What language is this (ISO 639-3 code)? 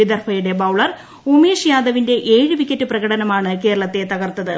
mal